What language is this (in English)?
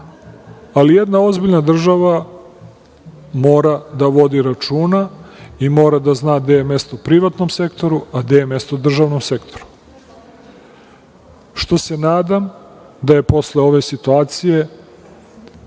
Serbian